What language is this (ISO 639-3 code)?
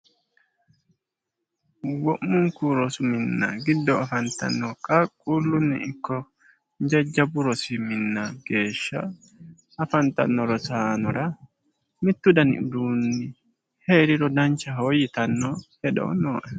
sid